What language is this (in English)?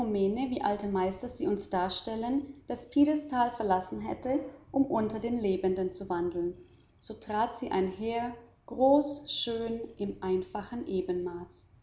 German